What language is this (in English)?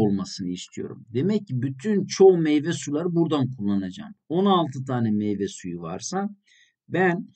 Turkish